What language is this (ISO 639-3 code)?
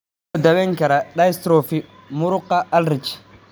som